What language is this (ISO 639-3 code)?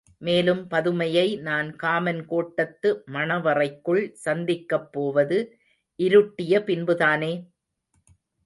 tam